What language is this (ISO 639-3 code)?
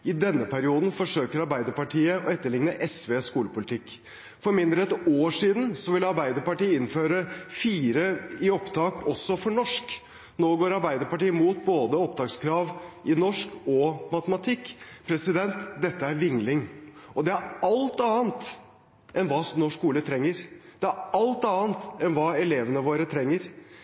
nob